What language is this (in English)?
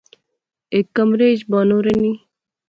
Pahari-Potwari